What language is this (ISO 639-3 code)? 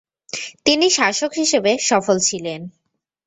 ben